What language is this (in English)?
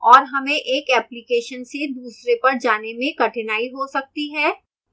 Hindi